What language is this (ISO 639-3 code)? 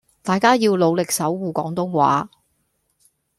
yue